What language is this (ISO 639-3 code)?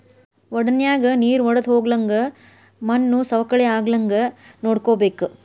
kan